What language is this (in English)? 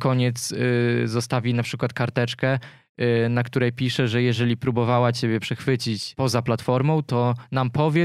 Polish